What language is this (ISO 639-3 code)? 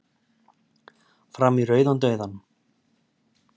isl